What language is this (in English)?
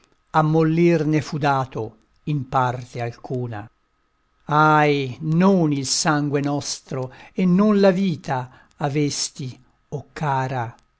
Italian